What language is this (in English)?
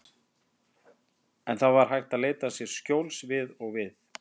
Icelandic